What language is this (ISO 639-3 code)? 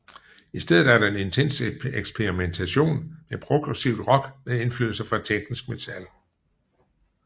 dan